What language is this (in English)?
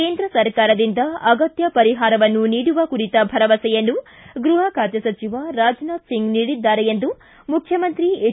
Kannada